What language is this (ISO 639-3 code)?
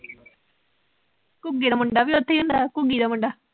pan